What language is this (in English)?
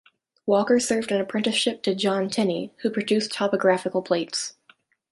English